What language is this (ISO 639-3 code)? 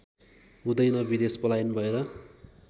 nep